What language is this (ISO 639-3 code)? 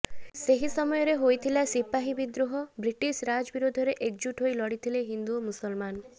ori